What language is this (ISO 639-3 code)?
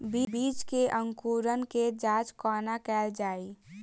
mai